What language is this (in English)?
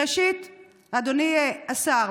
Hebrew